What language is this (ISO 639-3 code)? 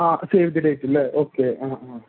mal